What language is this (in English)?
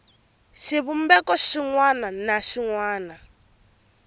Tsonga